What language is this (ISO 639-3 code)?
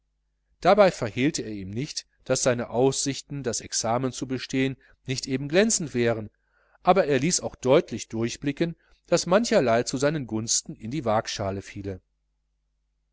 deu